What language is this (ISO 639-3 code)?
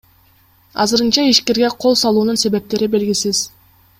kir